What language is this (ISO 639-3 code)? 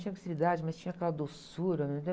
por